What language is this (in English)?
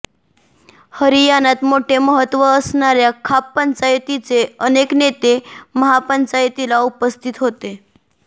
Marathi